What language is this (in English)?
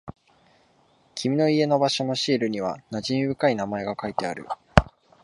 Japanese